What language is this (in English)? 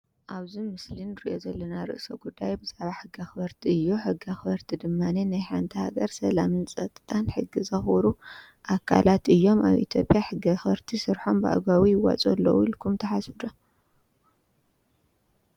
Tigrinya